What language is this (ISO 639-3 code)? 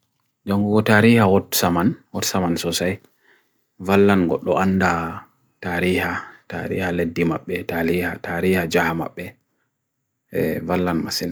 fui